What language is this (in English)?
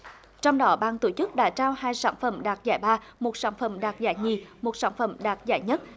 Vietnamese